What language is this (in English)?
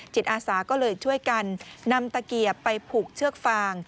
Thai